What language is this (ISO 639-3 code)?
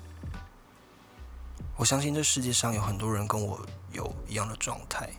zho